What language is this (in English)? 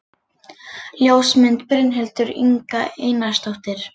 Icelandic